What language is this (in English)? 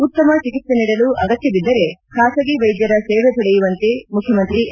Kannada